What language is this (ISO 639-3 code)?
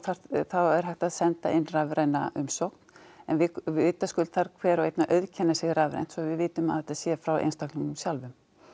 isl